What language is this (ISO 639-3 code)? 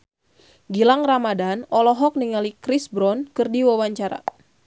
sun